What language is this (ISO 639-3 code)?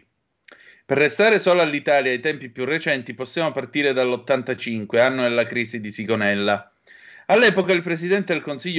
ita